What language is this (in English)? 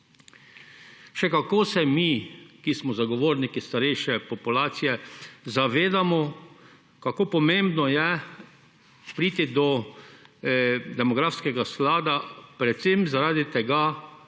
Slovenian